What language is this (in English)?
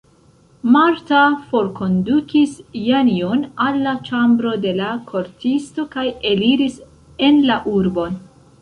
Esperanto